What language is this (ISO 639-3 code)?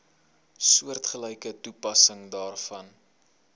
afr